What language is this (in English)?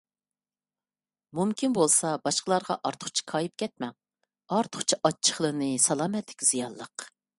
Uyghur